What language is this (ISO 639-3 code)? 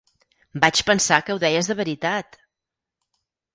cat